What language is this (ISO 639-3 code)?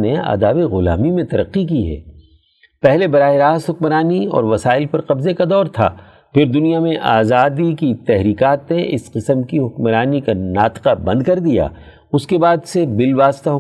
urd